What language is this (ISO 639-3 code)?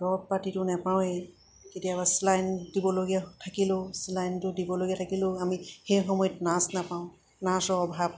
asm